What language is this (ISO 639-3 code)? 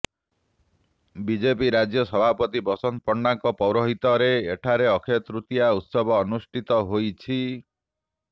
ori